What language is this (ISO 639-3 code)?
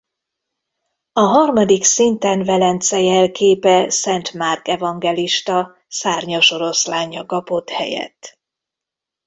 hun